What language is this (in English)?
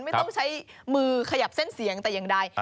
Thai